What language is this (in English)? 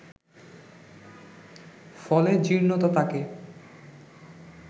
Bangla